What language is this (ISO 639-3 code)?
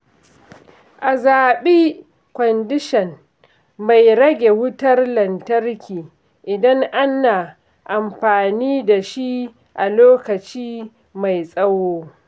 hau